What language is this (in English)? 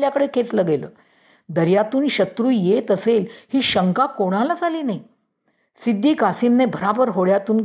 Marathi